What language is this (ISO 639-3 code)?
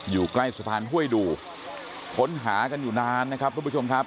tha